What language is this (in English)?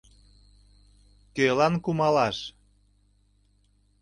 Mari